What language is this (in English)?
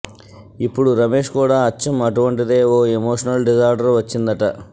Telugu